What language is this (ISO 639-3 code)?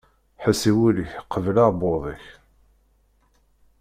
kab